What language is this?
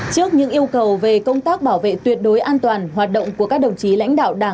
Vietnamese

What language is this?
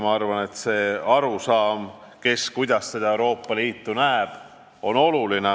Estonian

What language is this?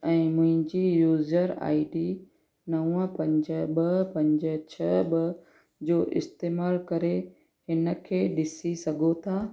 Sindhi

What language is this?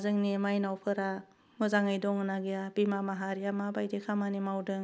Bodo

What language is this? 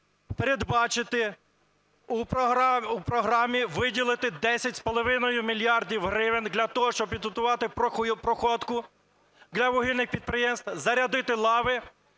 Ukrainian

